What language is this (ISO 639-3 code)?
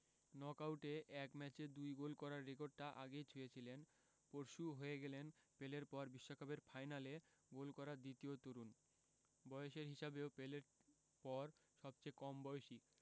ben